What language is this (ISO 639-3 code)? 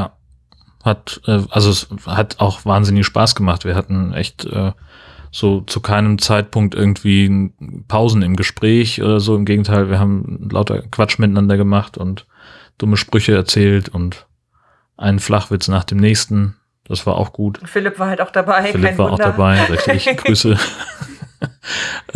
deu